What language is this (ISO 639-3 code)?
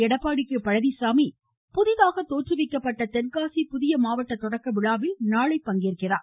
tam